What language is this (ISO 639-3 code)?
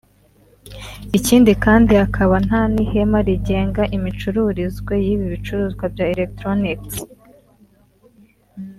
kin